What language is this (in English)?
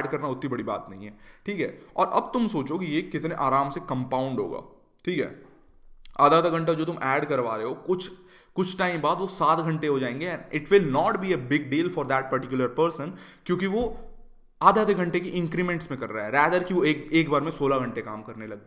Hindi